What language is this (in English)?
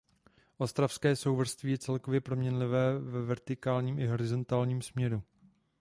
Czech